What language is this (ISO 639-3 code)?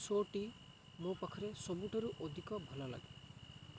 ori